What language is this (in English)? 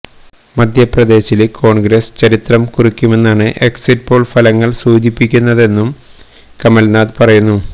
Malayalam